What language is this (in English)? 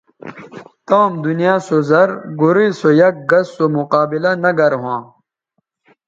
Bateri